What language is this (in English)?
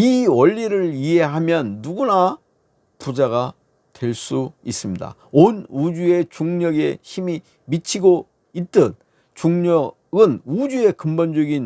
Korean